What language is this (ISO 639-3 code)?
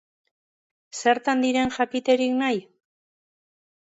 eus